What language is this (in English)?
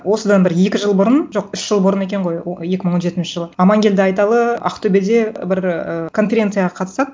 Kazakh